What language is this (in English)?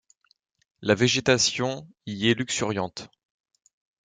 French